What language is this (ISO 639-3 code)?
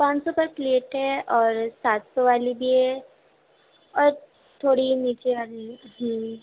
urd